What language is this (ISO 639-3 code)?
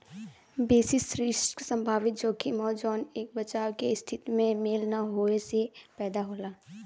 bho